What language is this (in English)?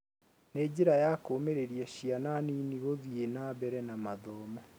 Kikuyu